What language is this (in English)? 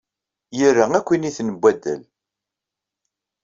Kabyle